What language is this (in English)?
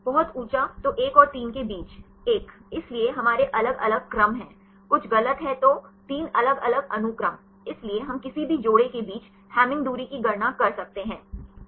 Hindi